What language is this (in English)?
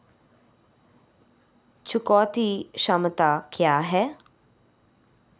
Hindi